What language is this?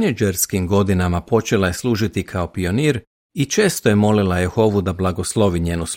Croatian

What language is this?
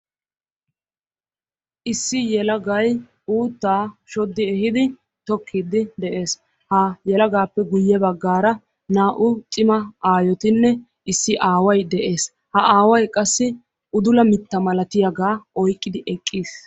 Wolaytta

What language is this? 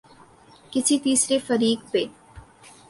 Urdu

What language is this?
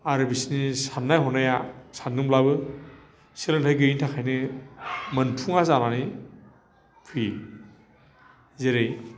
Bodo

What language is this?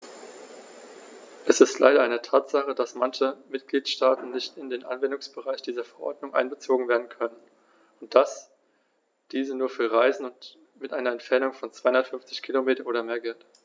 German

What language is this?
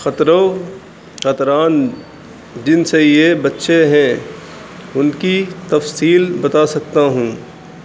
Urdu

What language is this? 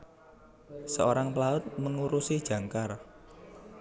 Javanese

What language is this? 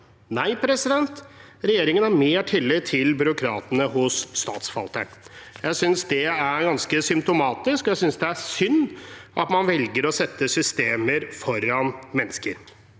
Norwegian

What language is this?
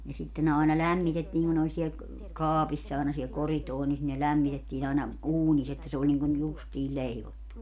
Finnish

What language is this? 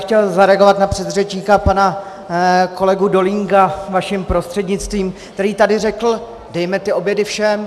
Czech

